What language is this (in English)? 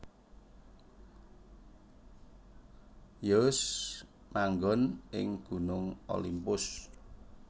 Javanese